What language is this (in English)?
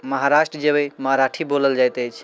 Maithili